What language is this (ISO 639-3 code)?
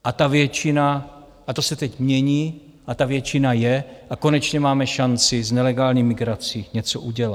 ces